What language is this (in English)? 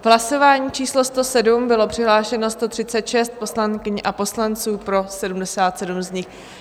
Czech